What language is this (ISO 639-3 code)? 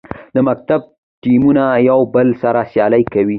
pus